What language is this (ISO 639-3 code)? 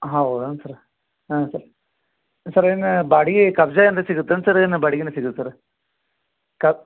kan